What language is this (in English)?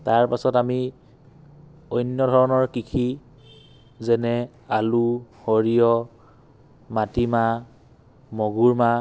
Assamese